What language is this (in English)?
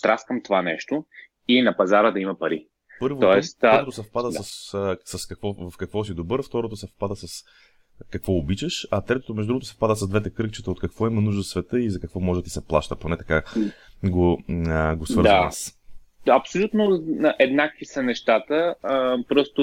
Bulgarian